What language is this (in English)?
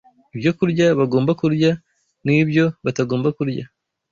Kinyarwanda